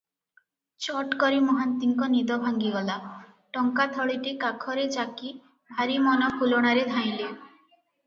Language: Odia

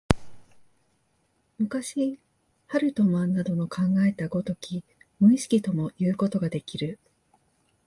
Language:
Japanese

